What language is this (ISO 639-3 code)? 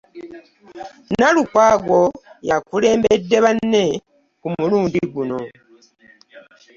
lug